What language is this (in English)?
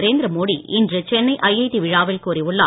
Tamil